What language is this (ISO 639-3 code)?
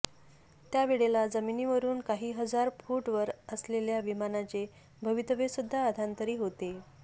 mar